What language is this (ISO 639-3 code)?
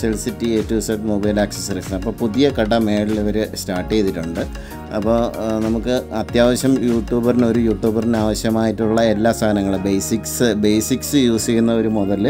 ara